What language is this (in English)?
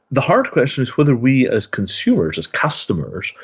English